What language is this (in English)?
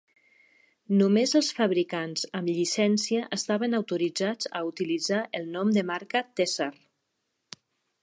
Catalan